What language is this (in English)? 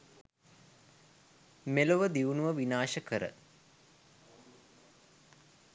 Sinhala